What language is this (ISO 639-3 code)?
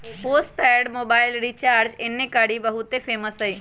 mag